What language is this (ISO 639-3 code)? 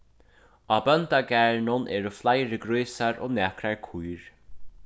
fao